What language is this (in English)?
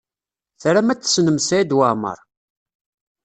Kabyle